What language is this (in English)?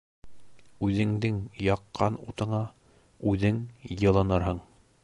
Bashkir